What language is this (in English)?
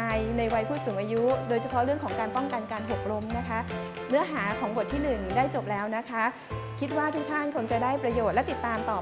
Thai